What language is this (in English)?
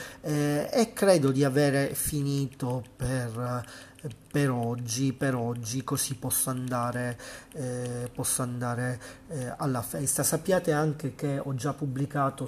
Italian